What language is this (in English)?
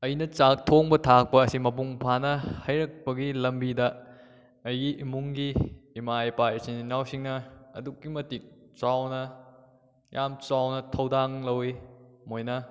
Manipuri